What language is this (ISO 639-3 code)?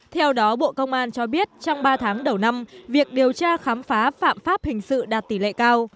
vie